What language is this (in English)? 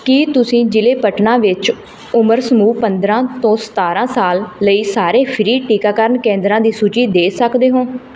Punjabi